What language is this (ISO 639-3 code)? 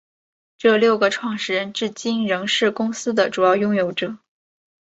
zho